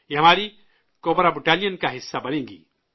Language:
Urdu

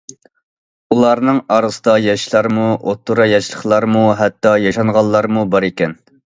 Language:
Uyghur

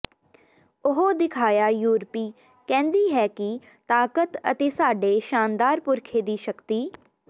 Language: Punjabi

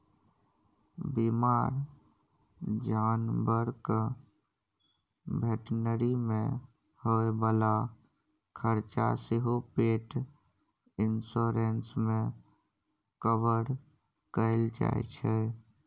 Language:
Maithili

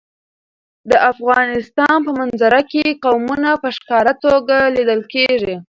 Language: Pashto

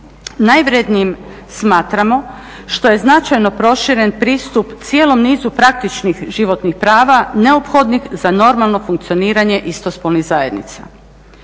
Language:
Croatian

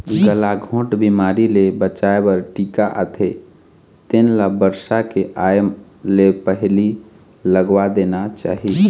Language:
Chhattisgarhi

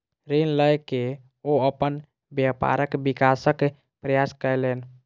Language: Maithili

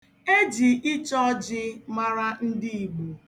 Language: Igbo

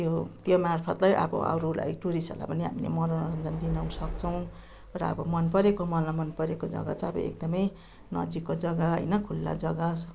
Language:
Nepali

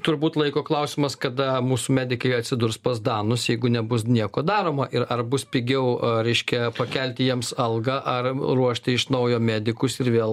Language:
Lithuanian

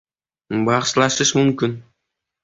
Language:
Uzbek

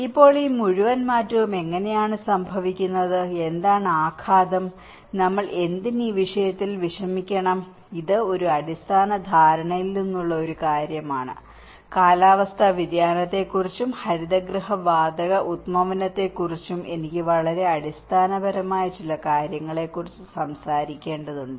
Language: Malayalam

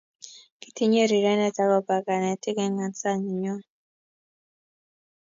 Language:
Kalenjin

